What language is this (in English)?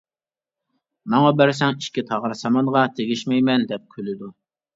Uyghur